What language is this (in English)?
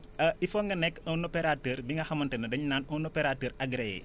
Wolof